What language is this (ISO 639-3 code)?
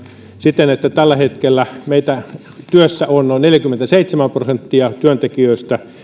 fin